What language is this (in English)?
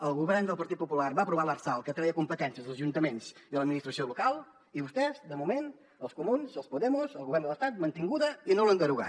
Catalan